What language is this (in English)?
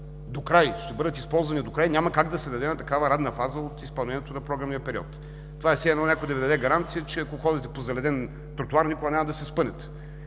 Bulgarian